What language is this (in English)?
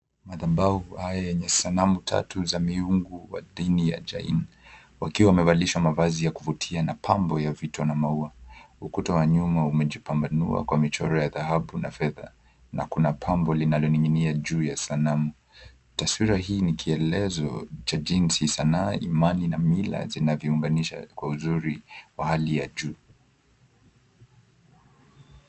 Swahili